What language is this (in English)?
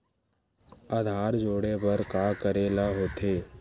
Chhattisgarhi